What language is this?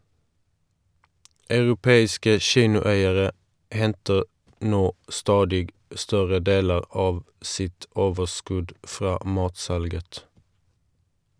Norwegian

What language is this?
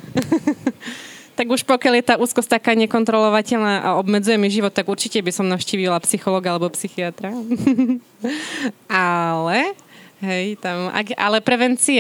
Slovak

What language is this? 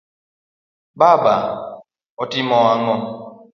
Luo (Kenya and Tanzania)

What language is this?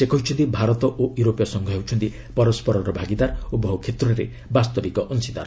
Odia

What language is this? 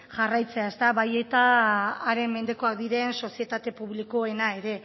Basque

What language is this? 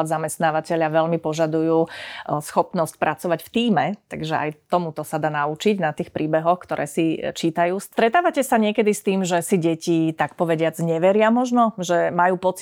Slovak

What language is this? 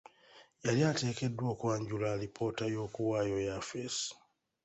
Ganda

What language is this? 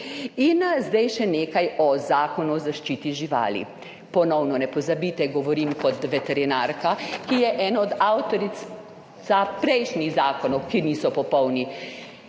Slovenian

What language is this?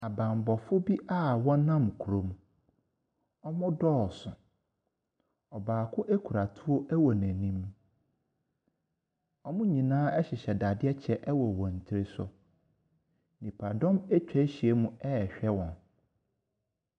Akan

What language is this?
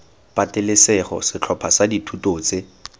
Tswana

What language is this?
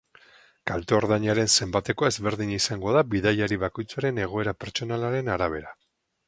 Basque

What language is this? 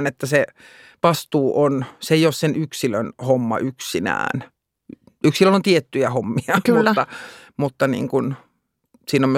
Finnish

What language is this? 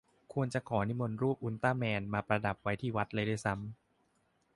Thai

